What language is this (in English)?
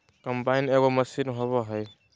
Magahi